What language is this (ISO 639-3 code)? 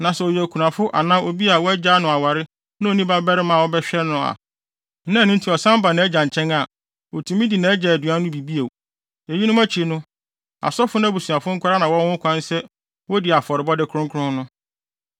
aka